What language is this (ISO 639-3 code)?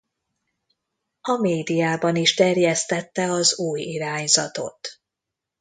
hun